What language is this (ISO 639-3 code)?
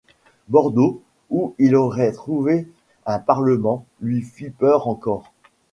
fra